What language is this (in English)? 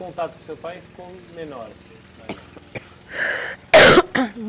Portuguese